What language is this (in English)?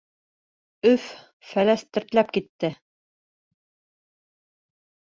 Bashkir